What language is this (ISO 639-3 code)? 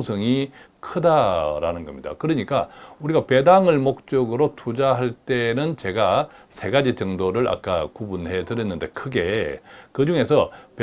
kor